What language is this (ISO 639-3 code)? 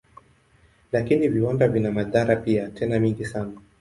swa